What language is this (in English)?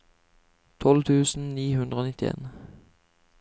Norwegian